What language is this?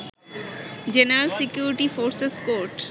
Bangla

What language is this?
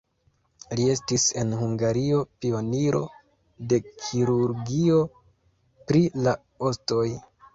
Esperanto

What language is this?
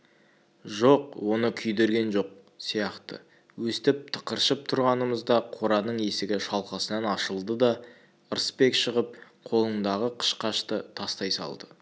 Kazakh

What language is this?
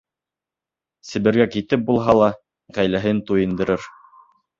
Bashkir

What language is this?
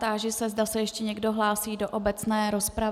Czech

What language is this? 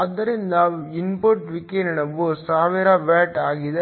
Kannada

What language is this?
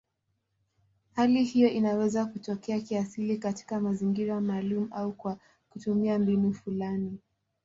Swahili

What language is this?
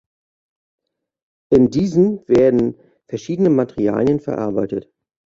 German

